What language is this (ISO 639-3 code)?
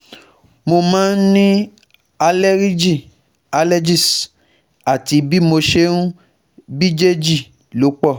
yor